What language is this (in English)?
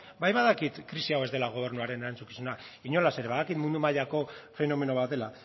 Basque